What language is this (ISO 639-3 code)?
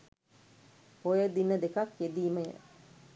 sin